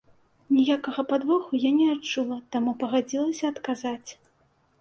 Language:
Belarusian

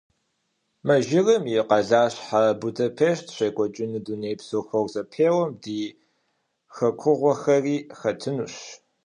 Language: Kabardian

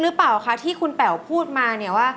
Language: Thai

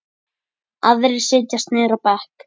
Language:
Icelandic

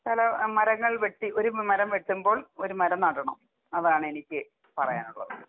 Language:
Malayalam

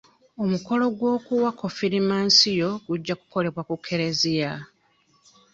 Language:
Ganda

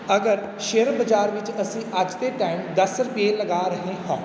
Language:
Punjabi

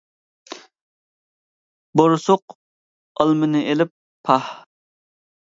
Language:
Uyghur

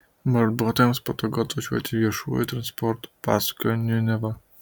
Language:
Lithuanian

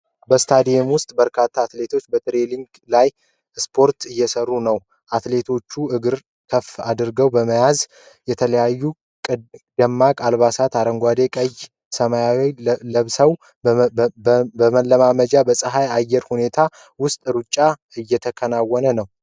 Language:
Amharic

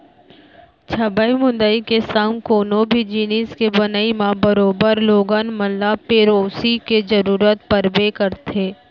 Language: Chhattisgarhi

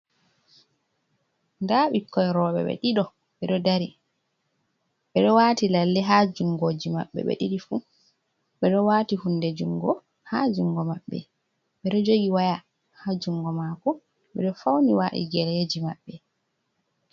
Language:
Fula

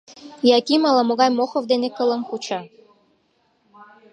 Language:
Mari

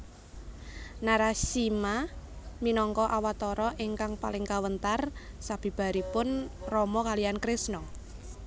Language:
Javanese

